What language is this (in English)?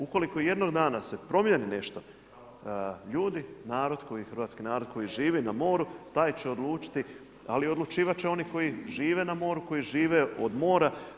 Croatian